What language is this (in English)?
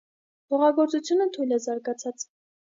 Armenian